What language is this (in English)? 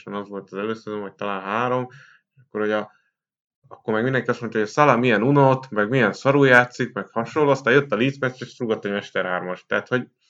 Hungarian